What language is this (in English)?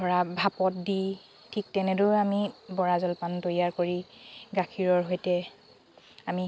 Assamese